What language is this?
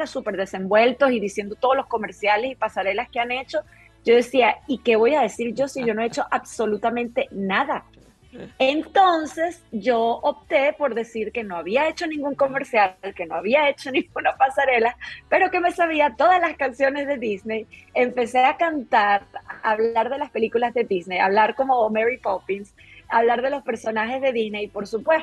Spanish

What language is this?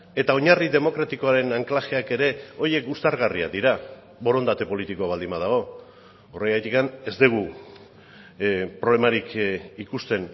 Basque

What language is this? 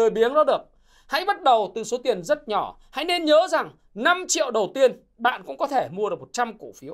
Vietnamese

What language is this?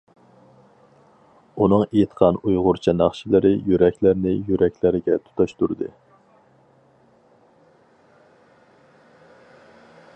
Uyghur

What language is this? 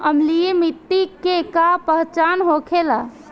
Bhojpuri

